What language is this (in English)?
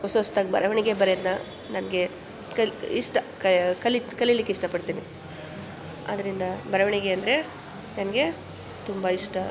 Kannada